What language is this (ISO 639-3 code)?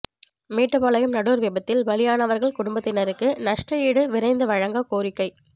tam